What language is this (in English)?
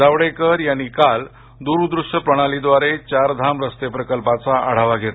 Marathi